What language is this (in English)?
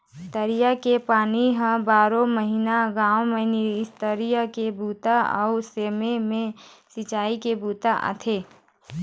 Chhattisgarhi